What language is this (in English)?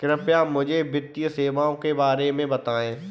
Hindi